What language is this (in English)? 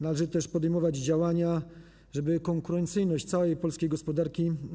Polish